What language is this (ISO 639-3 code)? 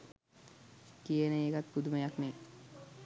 sin